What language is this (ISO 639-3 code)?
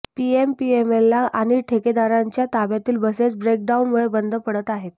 mar